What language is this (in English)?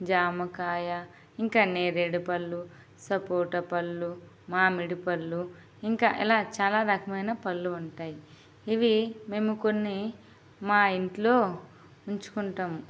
Telugu